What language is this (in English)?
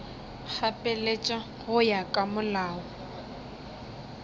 Northern Sotho